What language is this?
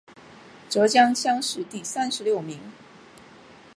Chinese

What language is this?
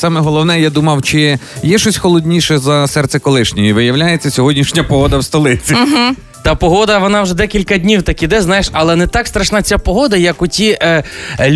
Ukrainian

